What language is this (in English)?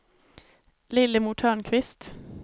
Swedish